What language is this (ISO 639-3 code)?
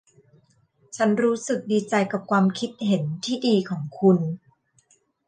tha